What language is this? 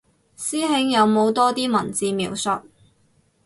Cantonese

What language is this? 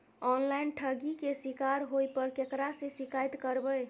Maithili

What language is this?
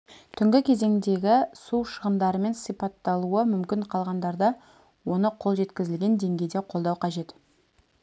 Kazakh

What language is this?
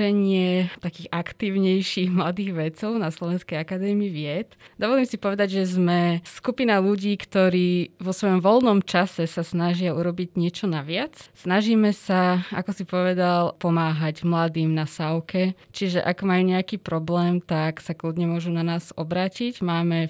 Slovak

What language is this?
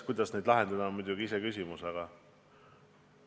Estonian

